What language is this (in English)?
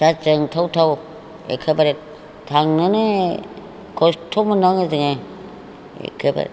Bodo